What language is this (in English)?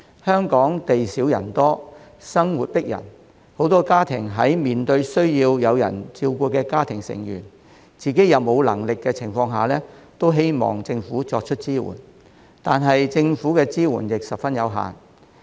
Cantonese